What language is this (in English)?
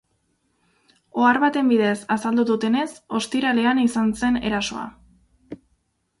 Basque